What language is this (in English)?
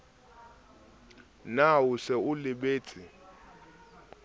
Southern Sotho